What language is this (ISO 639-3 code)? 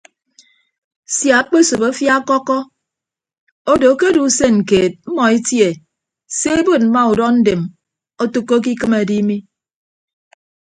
ibb